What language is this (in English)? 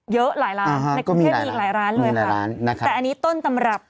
Thai